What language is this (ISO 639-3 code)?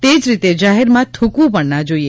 guj